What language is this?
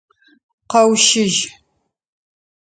Adyghe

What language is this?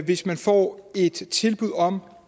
Danish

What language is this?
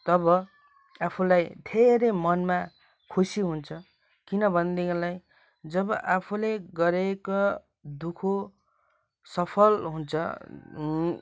Nepali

